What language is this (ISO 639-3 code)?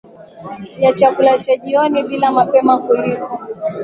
swa